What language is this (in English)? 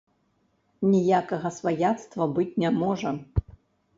Belarusian